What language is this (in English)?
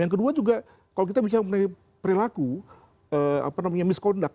Indonesian